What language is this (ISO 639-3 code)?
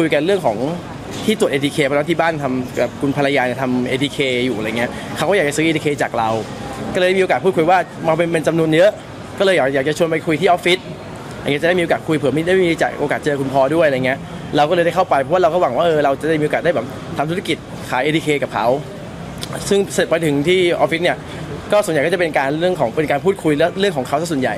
tha